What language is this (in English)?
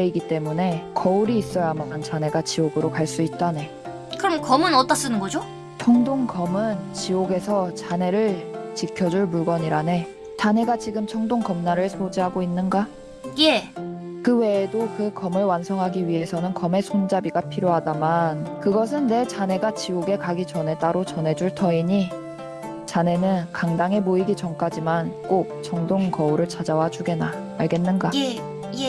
Korean